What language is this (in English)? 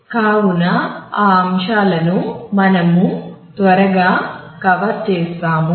Telugu